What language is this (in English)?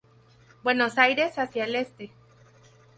Spanish